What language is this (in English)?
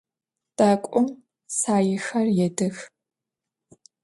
Adyghe